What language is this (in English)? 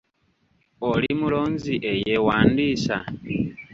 Ganda